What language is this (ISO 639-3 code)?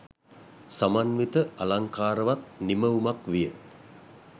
sin